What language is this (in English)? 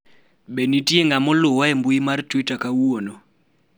Luo (Kenya and Tanzania)